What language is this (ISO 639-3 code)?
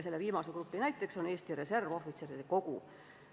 est